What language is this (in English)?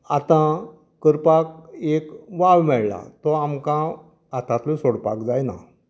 Konkani